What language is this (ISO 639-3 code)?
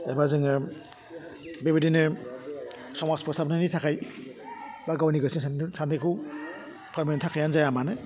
brx